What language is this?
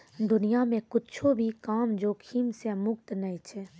Maithili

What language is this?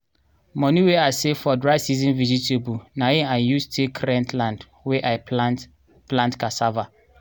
Nigerian Pidgin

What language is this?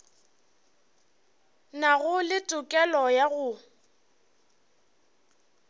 Northern Sotho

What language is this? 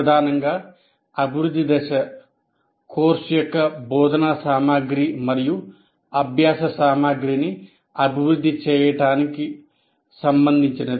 Telugu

